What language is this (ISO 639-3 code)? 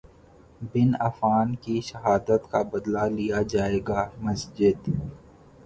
urd